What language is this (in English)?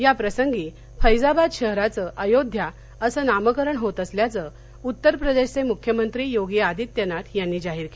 Marathi